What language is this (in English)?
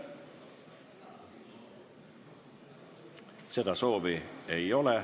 Estonian